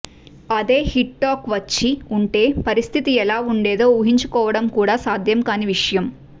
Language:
Telugu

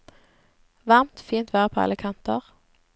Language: Norwegian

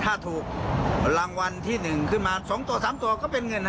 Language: Thai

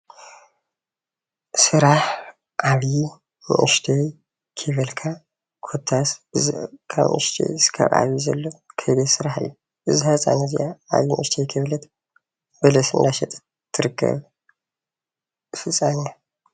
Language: Tigrinya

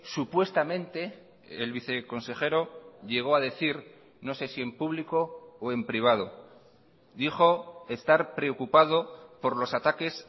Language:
Spanish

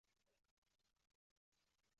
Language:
Chinese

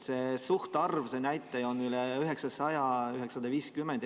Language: Estonian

